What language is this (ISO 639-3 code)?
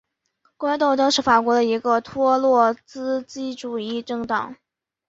zho